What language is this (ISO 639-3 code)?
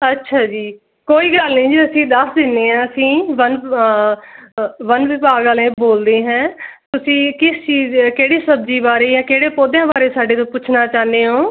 pan